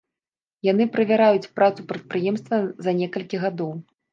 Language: Belarusian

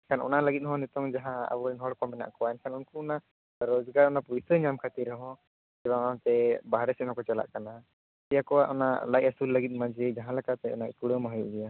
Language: Santali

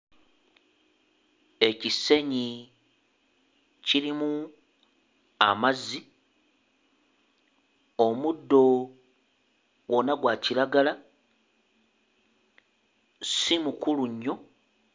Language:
Ganda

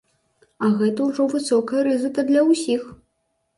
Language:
Belarusian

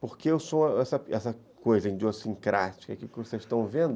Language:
Portuguese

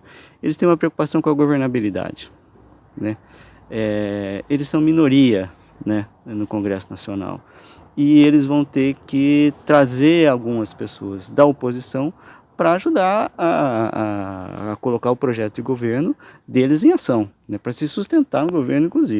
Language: Portuguese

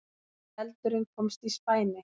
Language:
Icelandic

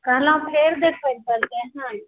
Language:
Maithili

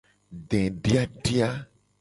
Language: Gen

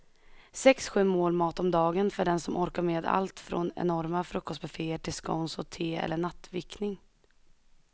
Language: Swedish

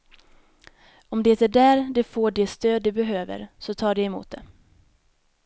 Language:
Swedish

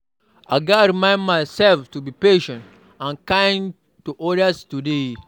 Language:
Nigerian Pidgin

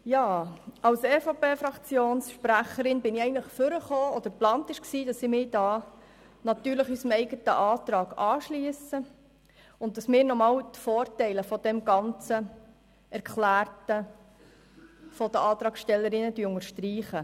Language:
Swiss German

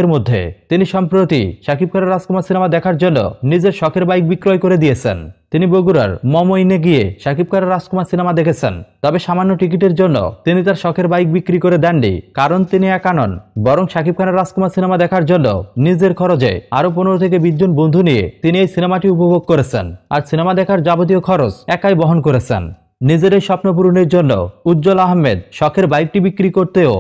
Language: Arabic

